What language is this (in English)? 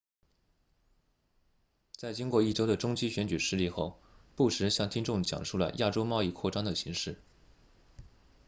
Chinese